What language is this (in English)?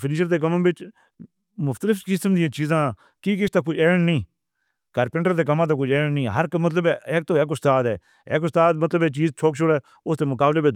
Northern Hindko